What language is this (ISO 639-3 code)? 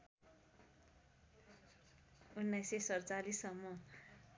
nep